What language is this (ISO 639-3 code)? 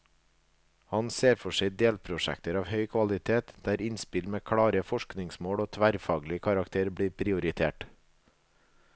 nor